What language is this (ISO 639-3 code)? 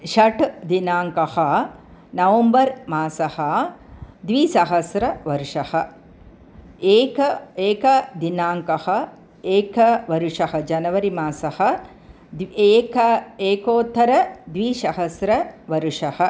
san